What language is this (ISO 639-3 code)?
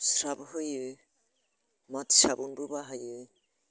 brx